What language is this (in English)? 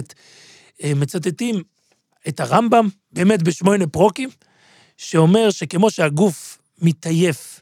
Hebrew